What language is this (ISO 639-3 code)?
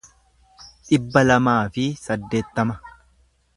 orm